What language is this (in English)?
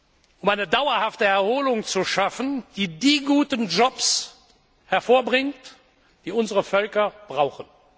German